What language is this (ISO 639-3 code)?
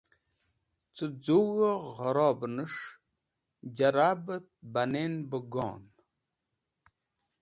wbl